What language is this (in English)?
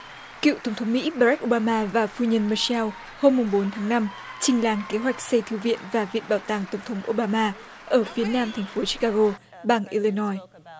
Vietnamese